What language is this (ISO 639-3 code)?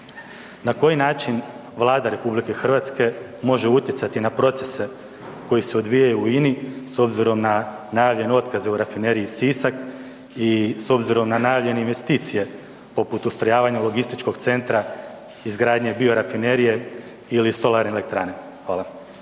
hrv